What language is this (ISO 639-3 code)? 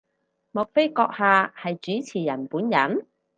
yue